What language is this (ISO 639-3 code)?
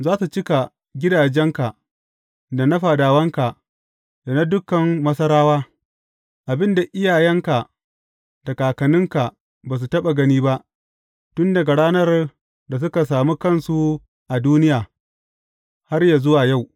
hau